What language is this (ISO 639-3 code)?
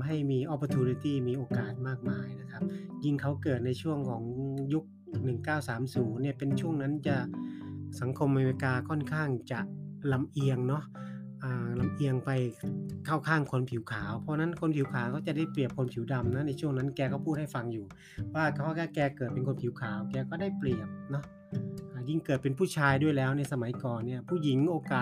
tha